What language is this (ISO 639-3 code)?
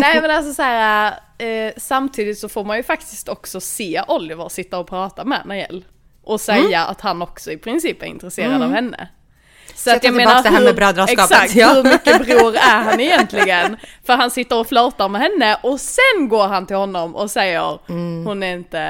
swe